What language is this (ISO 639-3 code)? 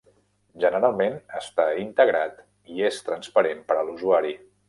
cat